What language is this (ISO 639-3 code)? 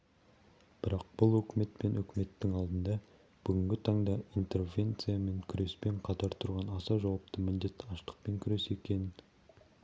kaz